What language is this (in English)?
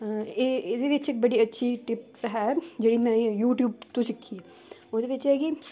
Dogri